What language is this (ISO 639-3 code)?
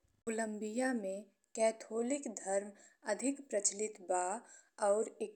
bho